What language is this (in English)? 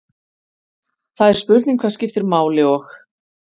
Icelandic